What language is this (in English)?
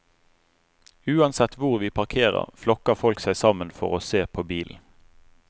Norwegian